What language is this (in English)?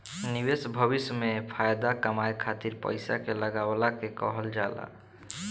Bhojpuri